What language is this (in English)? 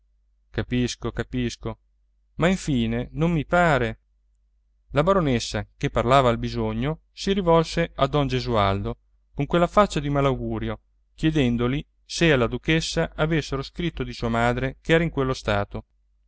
Italian